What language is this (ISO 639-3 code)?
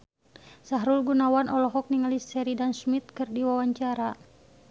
sun